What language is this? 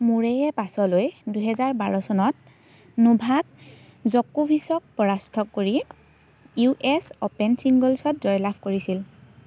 Assamese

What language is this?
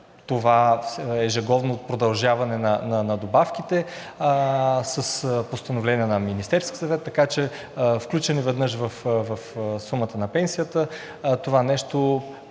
Bulgarian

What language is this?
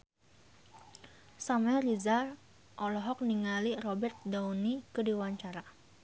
Sundanese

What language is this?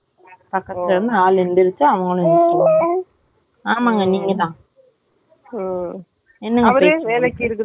Tamil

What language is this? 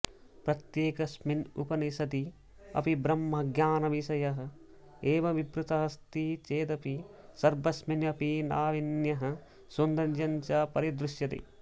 Sanskrit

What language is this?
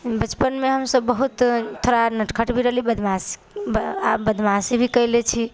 Maithili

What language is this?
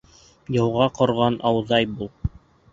Bashkir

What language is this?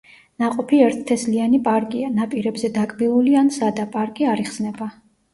Georgian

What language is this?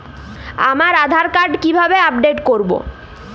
Bangla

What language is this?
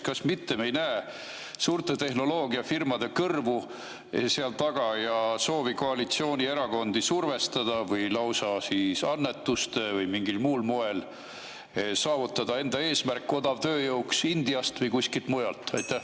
Estonian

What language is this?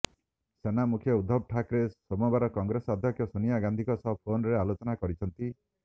Odia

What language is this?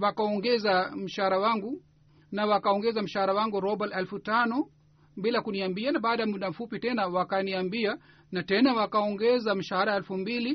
Swahili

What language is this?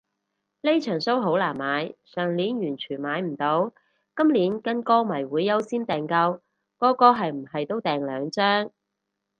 Cantonese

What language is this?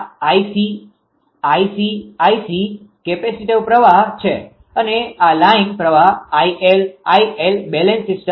Gujarati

